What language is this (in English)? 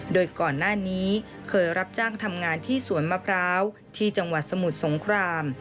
Thai